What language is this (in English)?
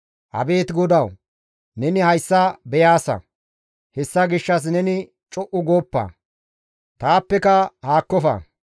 Gamo